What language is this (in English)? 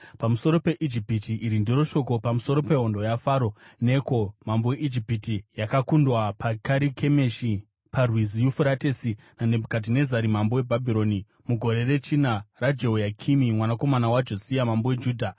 Shona